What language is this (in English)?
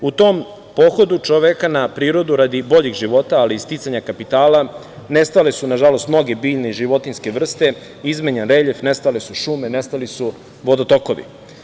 Serbian